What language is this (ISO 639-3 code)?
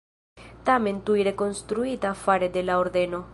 epo